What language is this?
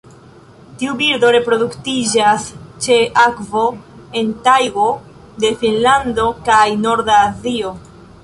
Esperanto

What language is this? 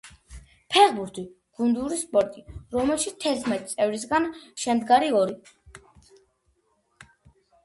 Georgian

